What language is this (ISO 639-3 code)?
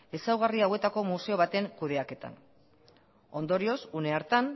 eus